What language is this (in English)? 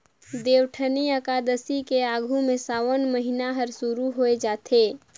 Chhattisgarhi